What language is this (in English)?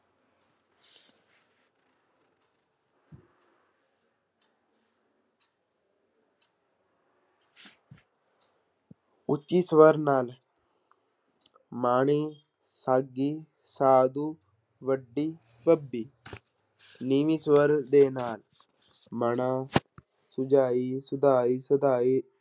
Punjabi